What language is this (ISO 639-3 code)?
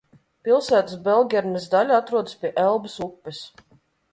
lav